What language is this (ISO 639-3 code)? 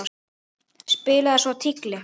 isl